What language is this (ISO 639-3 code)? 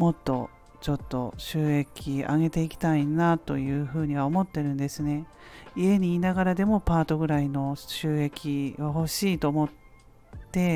jpn